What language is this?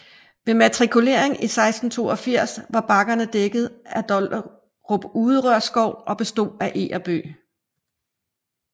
Danish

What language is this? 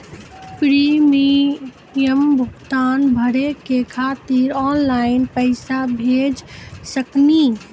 Maithili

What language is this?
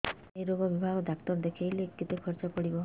Odia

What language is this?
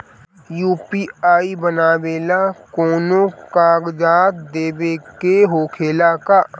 Bhojpuri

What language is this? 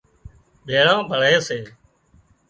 Wadiyara Koli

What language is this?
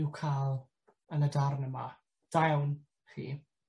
Welsh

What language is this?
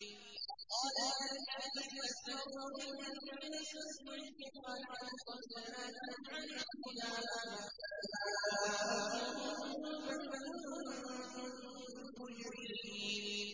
Arabic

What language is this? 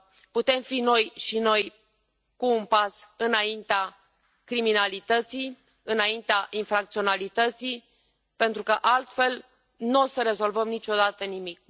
Romanian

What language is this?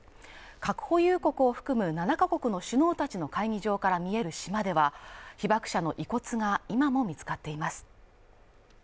Japanese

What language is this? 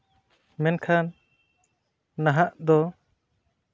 Santali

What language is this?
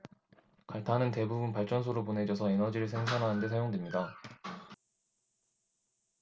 Korean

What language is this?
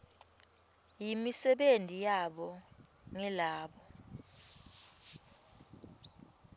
Swati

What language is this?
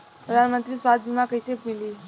Bhojpuri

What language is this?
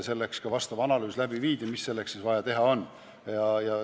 Estonian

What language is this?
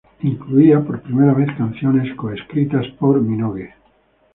Spanish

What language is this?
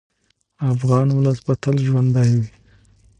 Pashto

